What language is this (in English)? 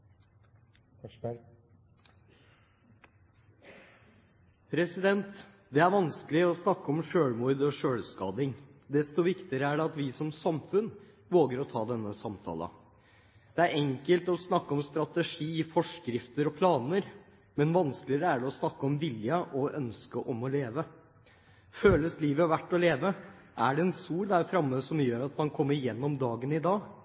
Norwegian Bokmål